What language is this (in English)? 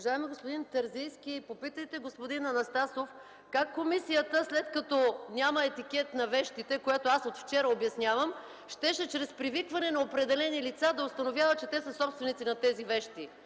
Bulgarian